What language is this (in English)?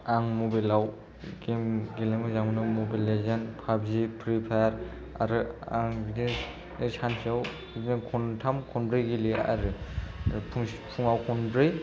Bodo